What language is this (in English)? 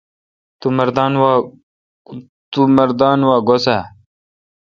Kalkoti